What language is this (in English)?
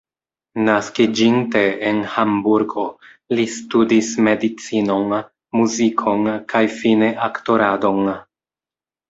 Esperanto